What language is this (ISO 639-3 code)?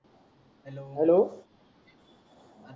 mar